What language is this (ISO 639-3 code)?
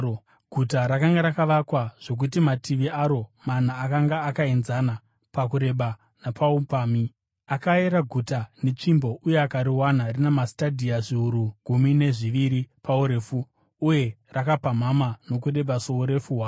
sna